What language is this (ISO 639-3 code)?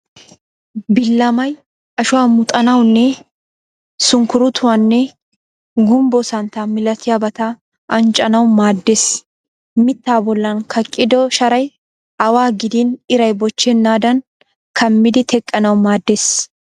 wal